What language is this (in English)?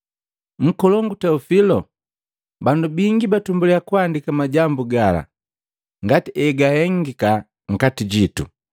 Matengo